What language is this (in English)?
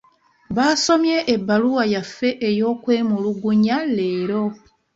Ganda